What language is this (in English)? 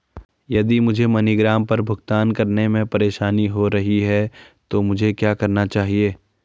Hindi